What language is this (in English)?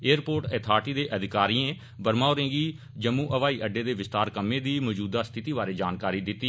Dogri